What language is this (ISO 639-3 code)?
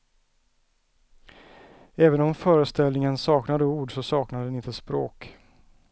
swe